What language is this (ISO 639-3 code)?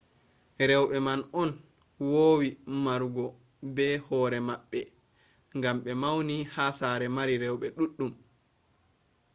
ful